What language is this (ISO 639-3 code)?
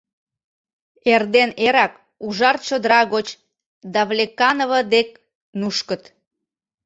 chm